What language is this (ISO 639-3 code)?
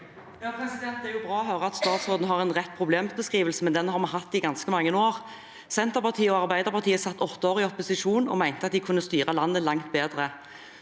nor